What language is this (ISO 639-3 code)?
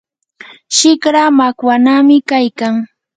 qur